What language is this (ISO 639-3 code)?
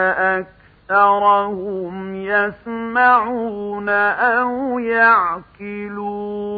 ara